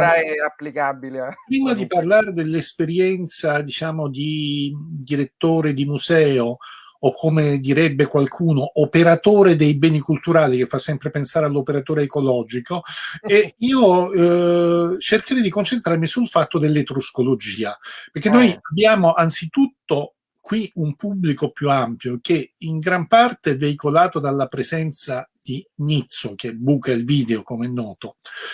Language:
Italian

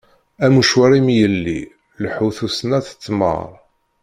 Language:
Kabyle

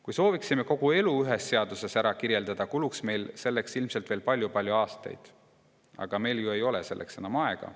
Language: Estonian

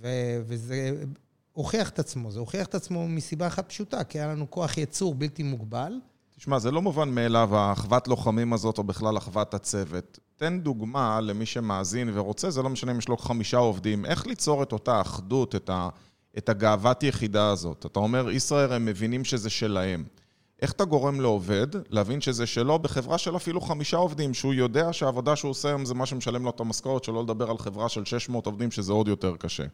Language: Hebrew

